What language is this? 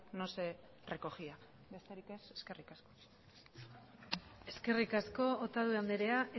Basque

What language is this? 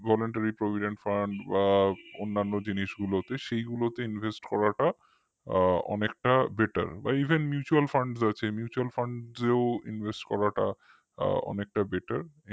Bangla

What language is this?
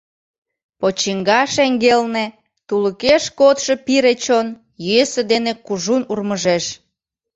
Mari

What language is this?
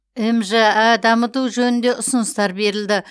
Kazakh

